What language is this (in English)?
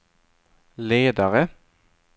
Swedish